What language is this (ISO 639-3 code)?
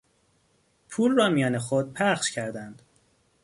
fas